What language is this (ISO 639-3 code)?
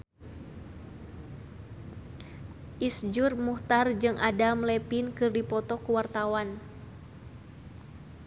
sun